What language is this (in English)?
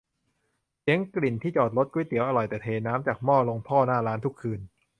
Thai